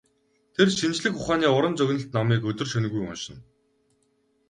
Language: Mongolian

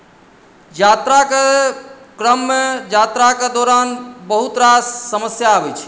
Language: Maithili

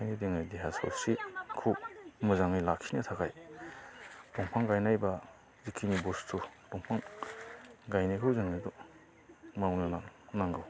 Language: Bodo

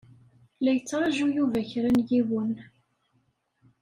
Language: Kabyle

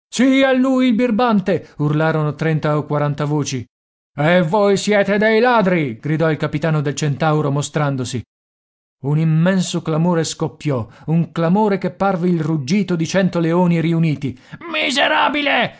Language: Italian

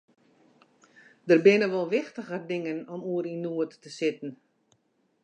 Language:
Western Frisian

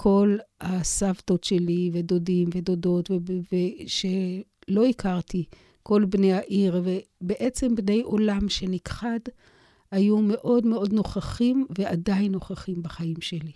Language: Hebrew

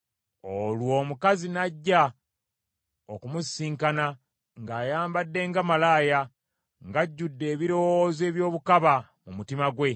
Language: Ganda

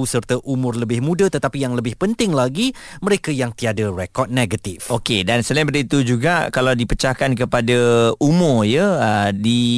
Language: Malay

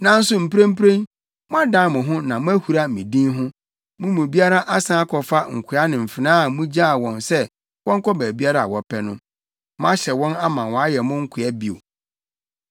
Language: Akan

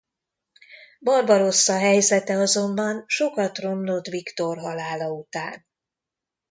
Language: Hungarian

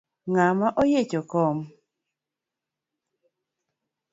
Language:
Luo (Kenya and Tanzania)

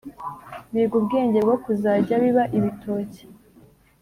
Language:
Kinyarwanda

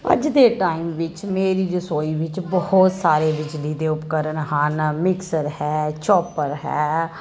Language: Punjabi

